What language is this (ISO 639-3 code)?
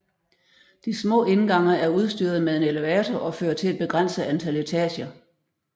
dan